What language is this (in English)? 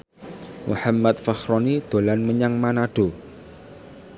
Javanese